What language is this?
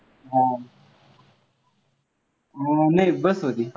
Marathi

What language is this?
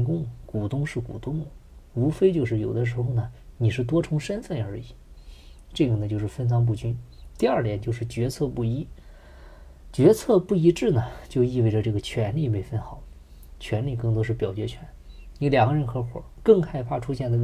Chinese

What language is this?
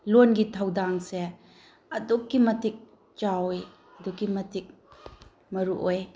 Manipuri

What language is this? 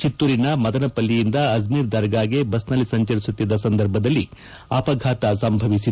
Kannada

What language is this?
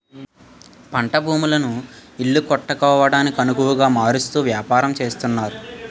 Telugu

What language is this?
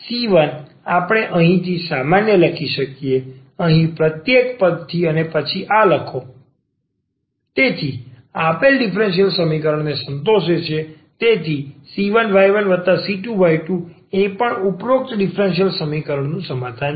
Gujarati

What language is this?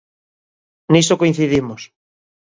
Galician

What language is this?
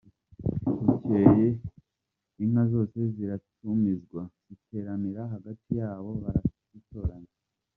Kinyarwanda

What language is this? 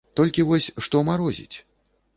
Belarusian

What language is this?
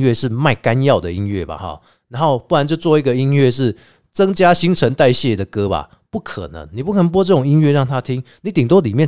Chinese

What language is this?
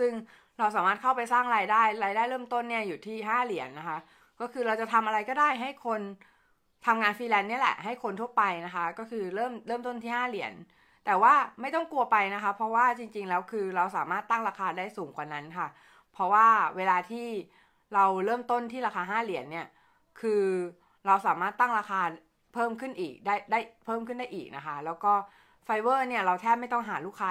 Thai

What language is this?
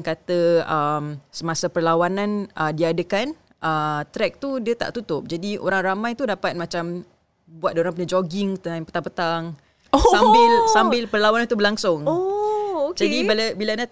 Malay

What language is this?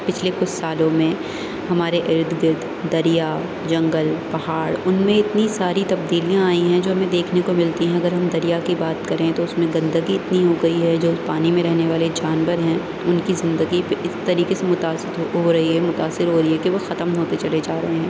Urdu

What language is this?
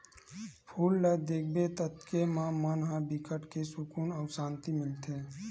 Chhattisgarhi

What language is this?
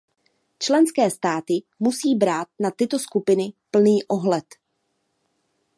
Czech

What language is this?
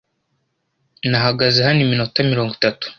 Kinyarwanda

